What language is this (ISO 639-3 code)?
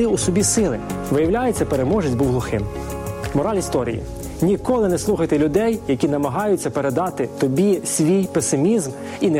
ukr